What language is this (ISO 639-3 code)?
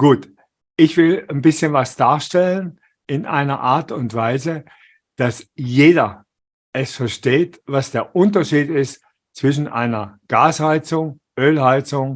deu